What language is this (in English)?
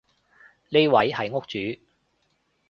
Cantonese